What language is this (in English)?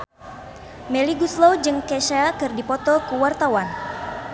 Sundanese